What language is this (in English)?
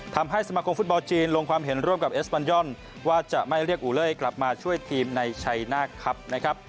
Thai